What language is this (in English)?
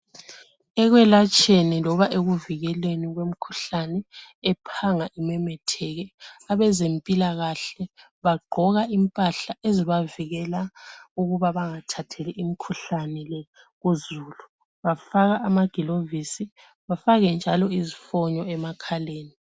North Ndebele